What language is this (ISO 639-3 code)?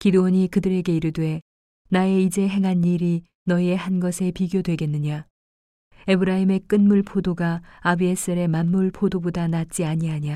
kor